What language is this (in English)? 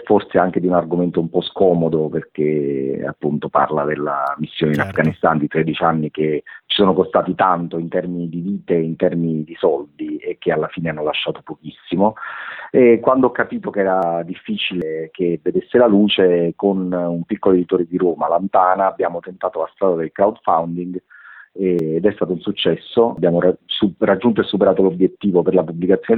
Italian